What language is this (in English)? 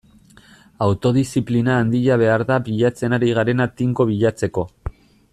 Basque